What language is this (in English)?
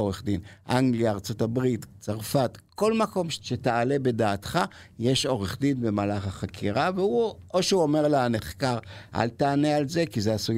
Hebrew